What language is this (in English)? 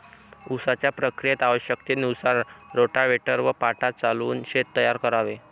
Marathi